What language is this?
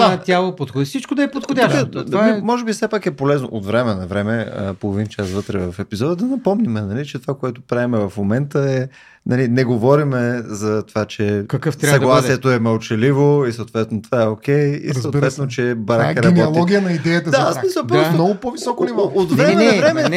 Bulgarian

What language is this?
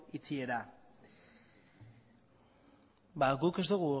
Basque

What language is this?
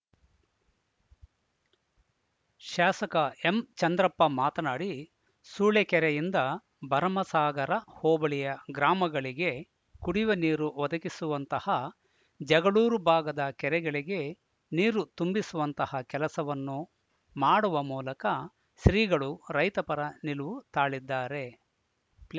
Kannada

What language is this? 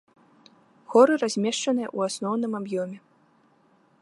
Belarusian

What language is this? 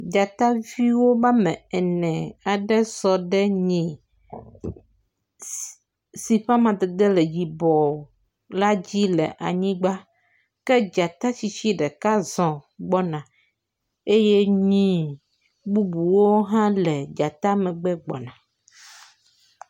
Ewe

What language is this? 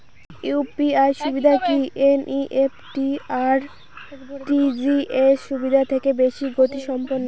Bangla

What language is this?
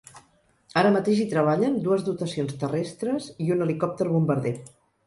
Catalan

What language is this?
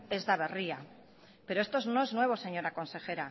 Spanish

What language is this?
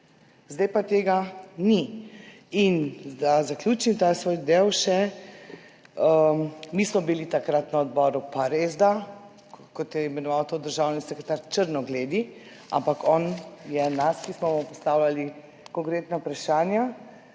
Slovenian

